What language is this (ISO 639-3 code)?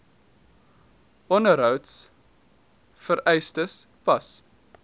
afr